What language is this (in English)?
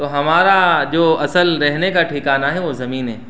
Urdu